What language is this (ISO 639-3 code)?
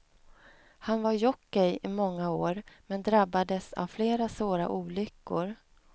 swe